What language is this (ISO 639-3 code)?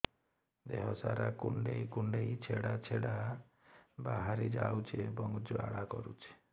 ori